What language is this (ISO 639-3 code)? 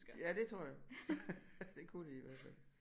dan